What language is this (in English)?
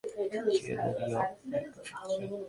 Bangla